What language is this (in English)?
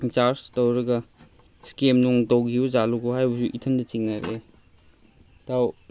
Manipuri